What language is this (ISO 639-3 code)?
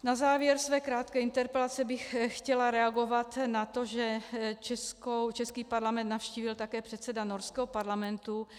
ces